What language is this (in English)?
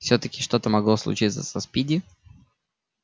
Russian